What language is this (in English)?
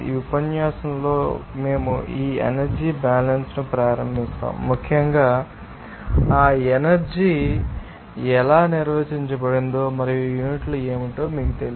Telugu